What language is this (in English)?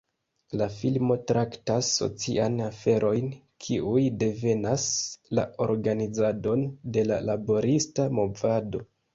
Esperanto